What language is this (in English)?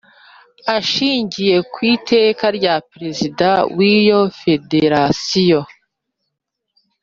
Kinyarwanda